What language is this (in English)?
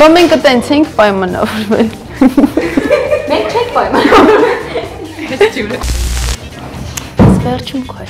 Russian